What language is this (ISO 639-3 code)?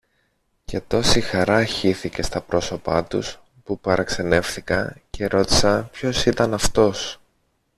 ell